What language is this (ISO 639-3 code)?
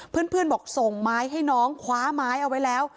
tha